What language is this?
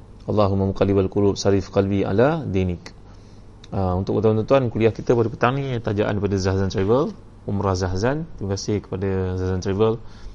Malay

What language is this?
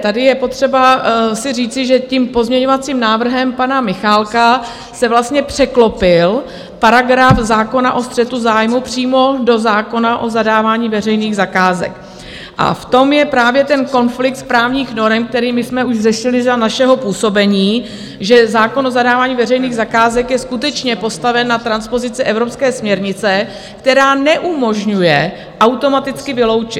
Czech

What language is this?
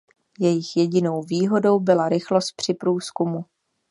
Czech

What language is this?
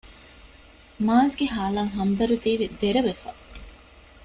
Divehi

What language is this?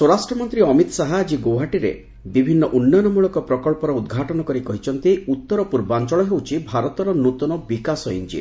Odia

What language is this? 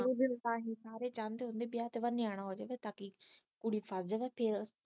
Punjabi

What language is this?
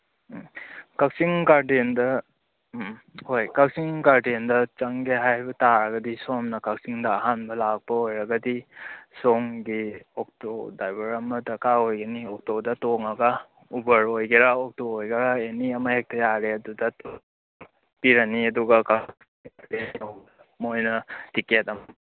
Manipuri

